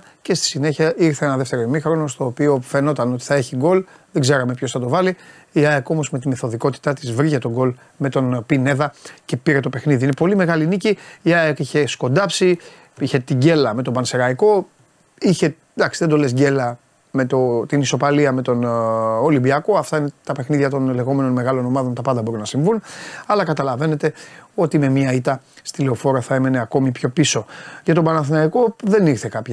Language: Greek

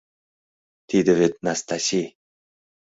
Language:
Mari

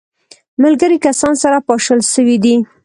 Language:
Pashto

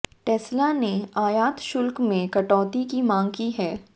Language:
Hindi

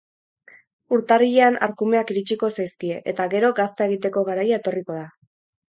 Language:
Basque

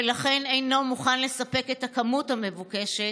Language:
Hebrew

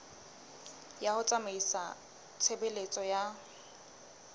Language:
Southern Sotho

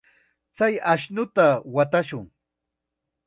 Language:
Chiquián Ancash Quechua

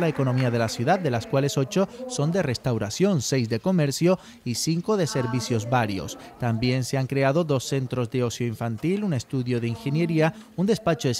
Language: Spanish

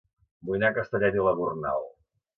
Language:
Catalan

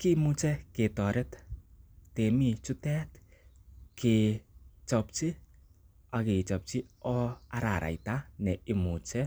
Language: Kalenjin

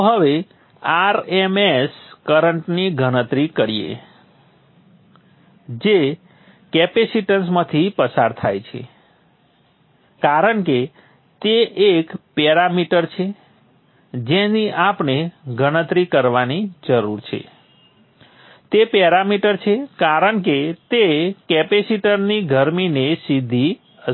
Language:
Gujarati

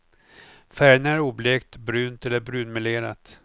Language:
Swedish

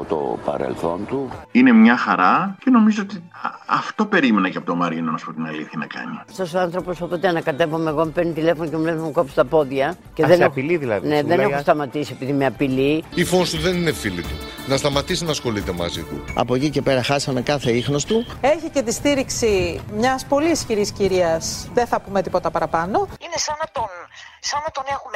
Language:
Greek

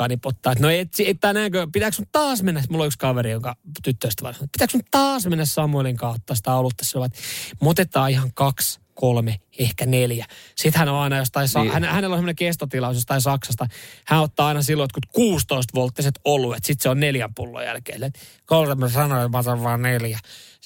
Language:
Finnish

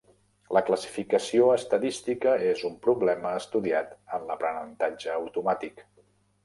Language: Catalan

